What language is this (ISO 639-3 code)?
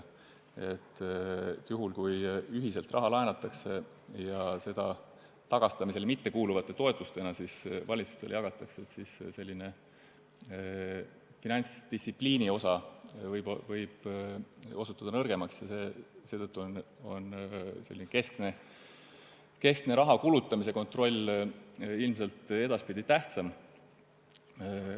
est